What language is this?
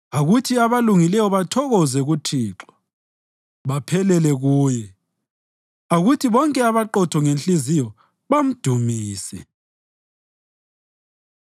North Ndebele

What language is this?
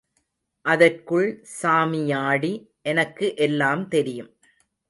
Tamil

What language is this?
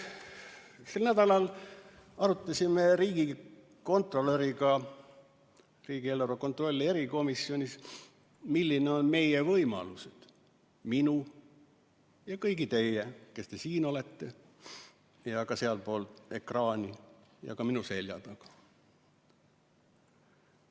Estonian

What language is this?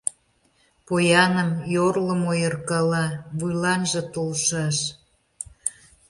Mari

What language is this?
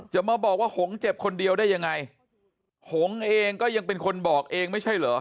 Thai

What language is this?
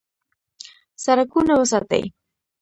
Pashto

